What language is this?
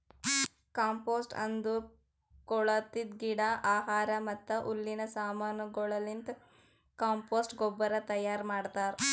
Kannada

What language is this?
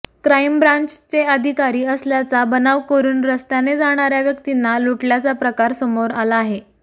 Marathi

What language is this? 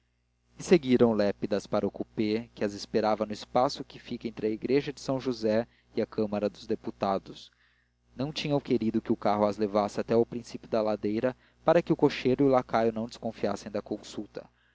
Portuguese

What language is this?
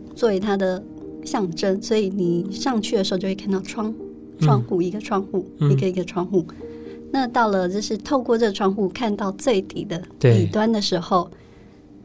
Chinese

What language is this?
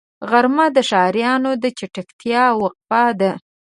Pashto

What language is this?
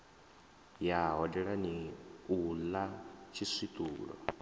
Venda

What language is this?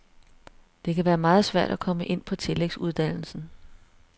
Danish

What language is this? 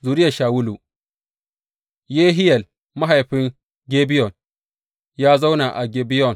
Hausa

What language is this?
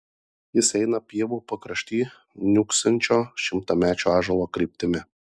Lithuanian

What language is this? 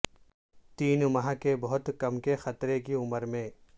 Urdu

